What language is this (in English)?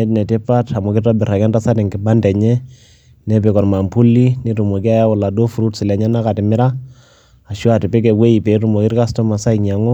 Masai